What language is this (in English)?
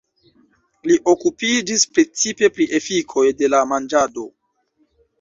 Esperanto